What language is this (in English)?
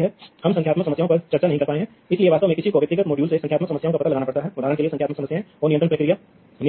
Hindi